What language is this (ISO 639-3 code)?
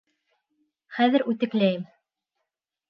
bak